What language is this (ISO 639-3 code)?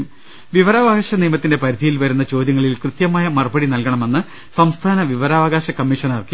mal